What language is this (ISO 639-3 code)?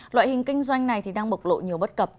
vie